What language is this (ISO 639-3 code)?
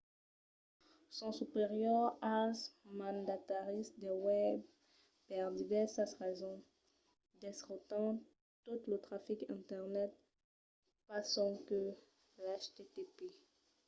oci